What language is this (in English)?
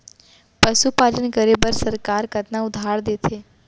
Chhattisgarhi